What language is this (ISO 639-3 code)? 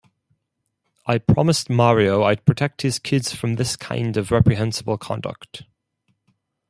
eng